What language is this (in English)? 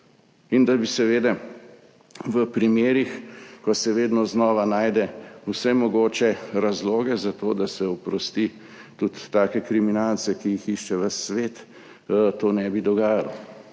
Slovenian